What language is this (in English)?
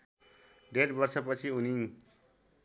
Nepali